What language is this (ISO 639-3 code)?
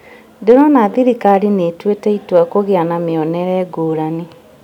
kik